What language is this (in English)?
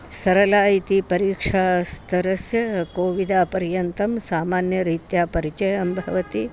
Sanskrit